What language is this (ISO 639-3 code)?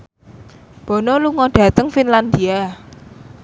jav